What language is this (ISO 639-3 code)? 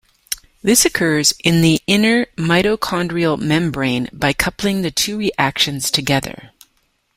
eng